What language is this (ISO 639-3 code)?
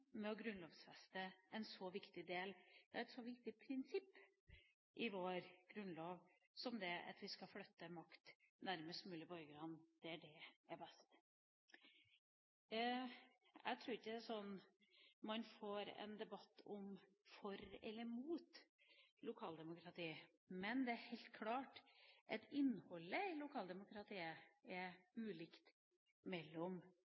nob